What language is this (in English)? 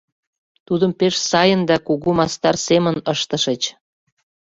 Mari